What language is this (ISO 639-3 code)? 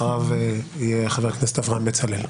heb